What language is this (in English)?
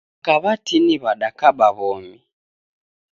Taita